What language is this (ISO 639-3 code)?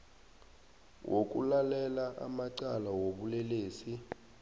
nbl